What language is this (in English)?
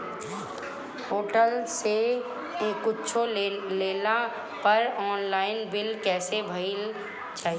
Bhojpuri